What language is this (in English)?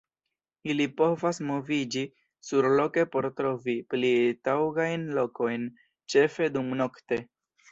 Esperanto